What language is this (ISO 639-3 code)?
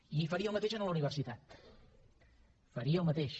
cat